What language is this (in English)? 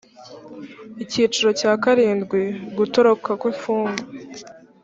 Kinyarwanda